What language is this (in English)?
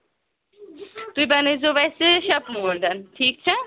Kashmiri